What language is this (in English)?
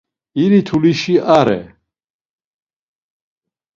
Laz